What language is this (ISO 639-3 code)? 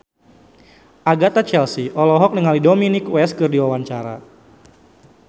sun